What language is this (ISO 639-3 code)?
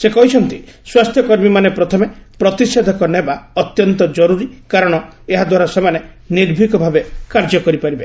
ori